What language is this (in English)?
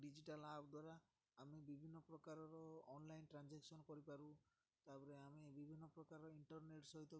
Odia